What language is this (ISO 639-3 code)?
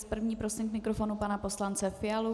ces